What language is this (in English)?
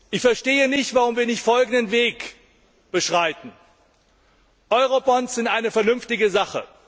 German